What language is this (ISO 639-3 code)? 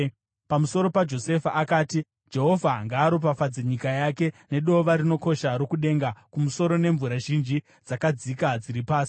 sna